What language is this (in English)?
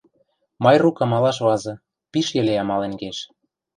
Western Mari